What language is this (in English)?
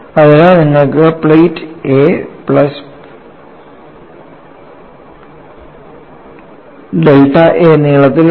Malayalam